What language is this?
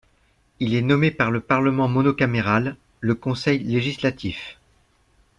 French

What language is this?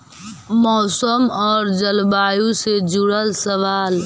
Magahi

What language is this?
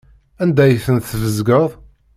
Kabyle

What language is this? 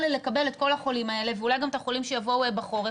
Hebrew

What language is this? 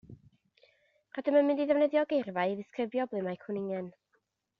Welsh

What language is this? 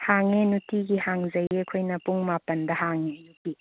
Manipuri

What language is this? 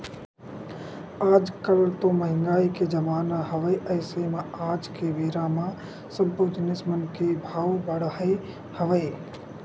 Chhattisgarhi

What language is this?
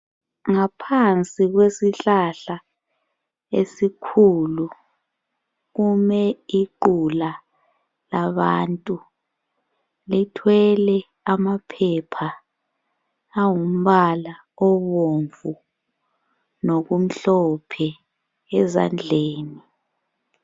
North Ndebele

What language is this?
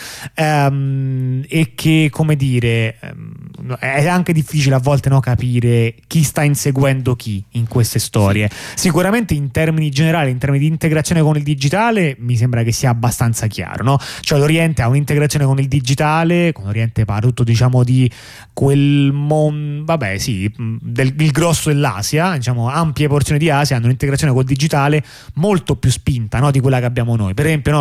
Italian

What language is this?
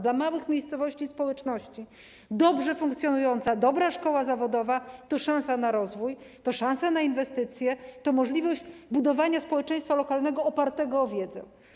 Polish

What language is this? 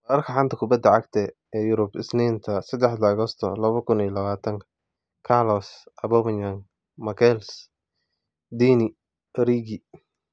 Somali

